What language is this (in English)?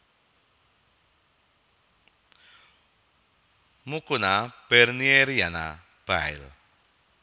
Javanese